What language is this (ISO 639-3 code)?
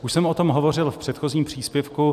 ces